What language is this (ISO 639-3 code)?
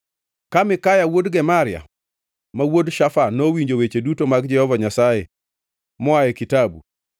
luo